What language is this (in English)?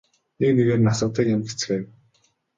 Mongolian